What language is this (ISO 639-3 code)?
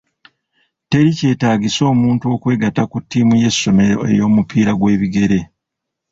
lug